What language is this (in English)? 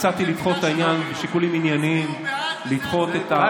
Hebrew